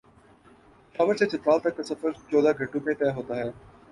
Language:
Urdu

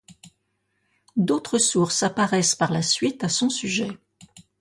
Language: French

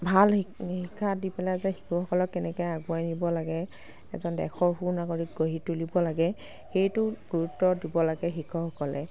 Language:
Assamese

